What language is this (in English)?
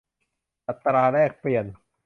Thai